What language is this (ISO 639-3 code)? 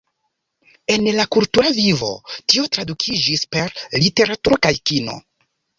epo